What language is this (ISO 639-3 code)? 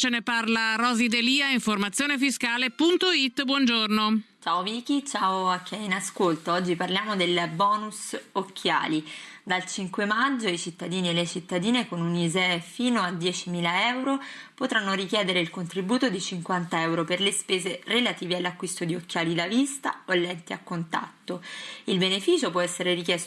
ita